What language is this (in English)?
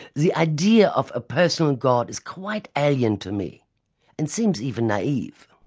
English